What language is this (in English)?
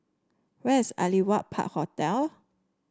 English